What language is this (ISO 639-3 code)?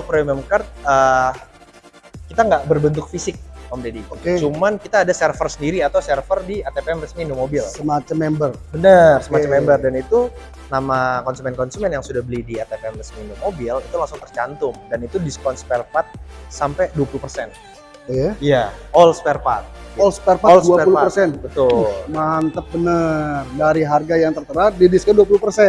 ind